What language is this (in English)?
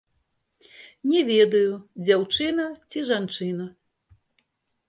Belarusian